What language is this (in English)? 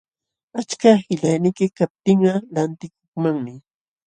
Jauja Wanca Quechua